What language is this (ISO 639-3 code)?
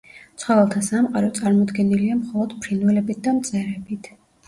kat